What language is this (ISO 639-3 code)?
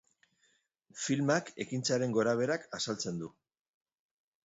eus